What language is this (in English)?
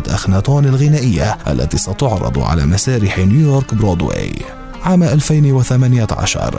Arabic